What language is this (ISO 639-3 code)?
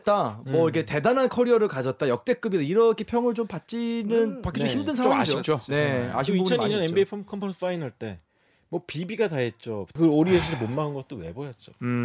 kor